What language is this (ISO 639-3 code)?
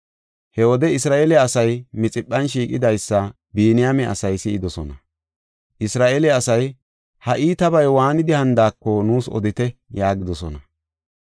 gof